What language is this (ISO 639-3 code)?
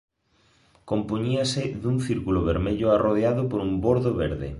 glg